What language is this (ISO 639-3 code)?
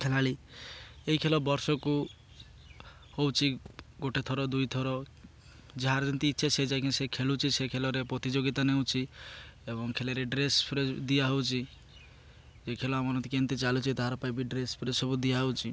ori